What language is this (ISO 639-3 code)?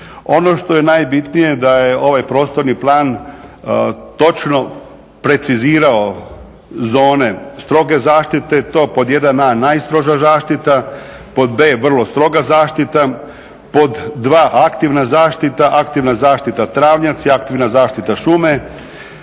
hrv